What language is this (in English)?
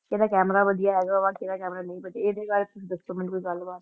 Punjabi